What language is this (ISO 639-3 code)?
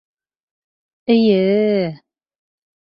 bak